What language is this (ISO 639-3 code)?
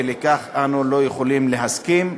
heb